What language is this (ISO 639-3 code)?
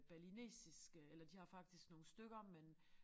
dan